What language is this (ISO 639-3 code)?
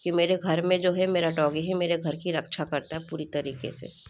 hin